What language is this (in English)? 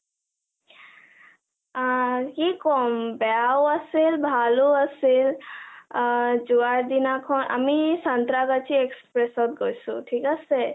Assamese